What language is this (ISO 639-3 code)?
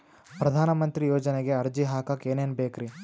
kan